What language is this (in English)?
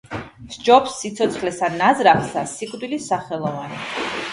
Georgian